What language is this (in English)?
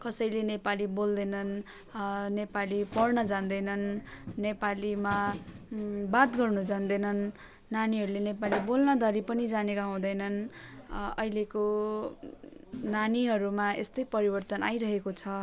Nepali